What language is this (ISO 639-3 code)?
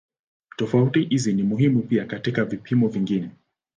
swa